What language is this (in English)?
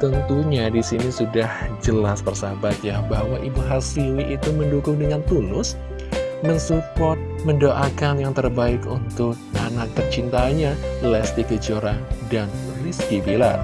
Indonesian